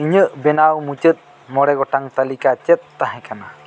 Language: Santali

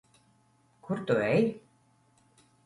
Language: Latvian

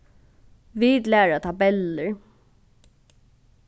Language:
Faroese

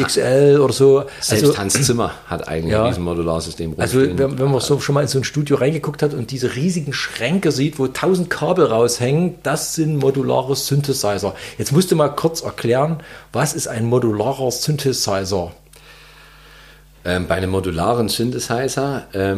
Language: German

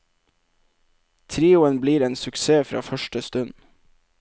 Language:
Norwegian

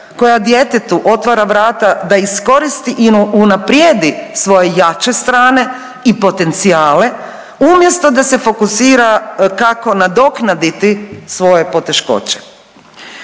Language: Croatian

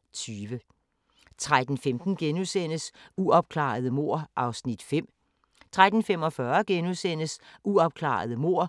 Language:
Danish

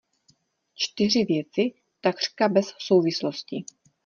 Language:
Czech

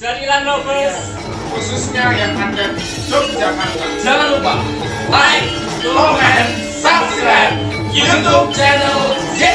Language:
Indonesian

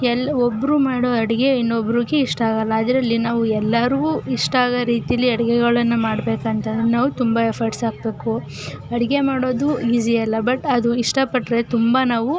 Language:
Kannada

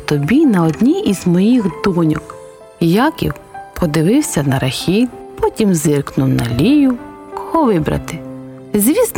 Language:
Ukrainian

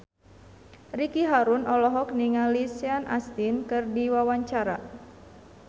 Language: Sundanese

